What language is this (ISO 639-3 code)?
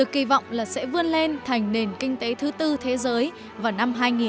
vie